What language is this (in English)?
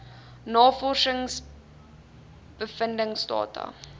Afrikaans